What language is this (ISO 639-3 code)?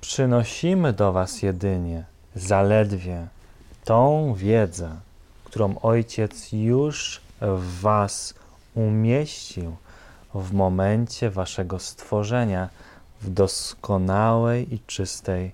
pol